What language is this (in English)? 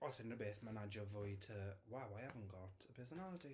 Welsh